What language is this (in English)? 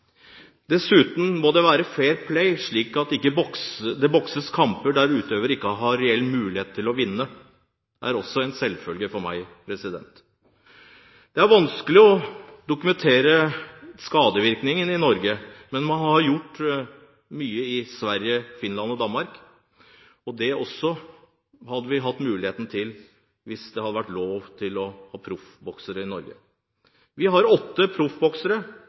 Norwegian Bokmål